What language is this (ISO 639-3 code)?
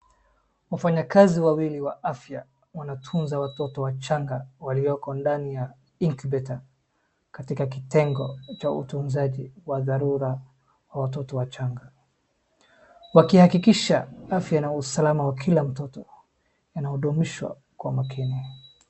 swa